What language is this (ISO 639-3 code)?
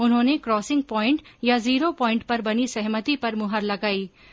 hin